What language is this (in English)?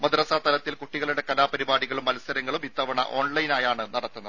Malayalam